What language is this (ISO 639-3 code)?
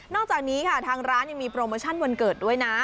tha